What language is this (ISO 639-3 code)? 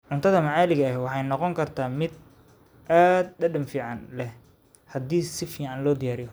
som